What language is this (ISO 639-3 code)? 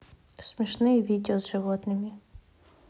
rus